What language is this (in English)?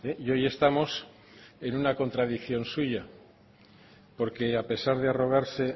Spanish